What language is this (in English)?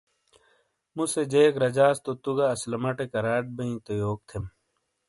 Shina